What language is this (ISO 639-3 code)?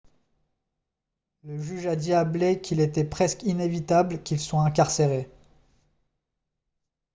fra